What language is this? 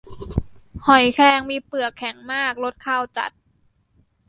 Thai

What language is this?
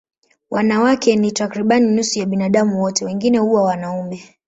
Swahili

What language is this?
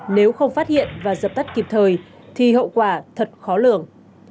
Vietnamese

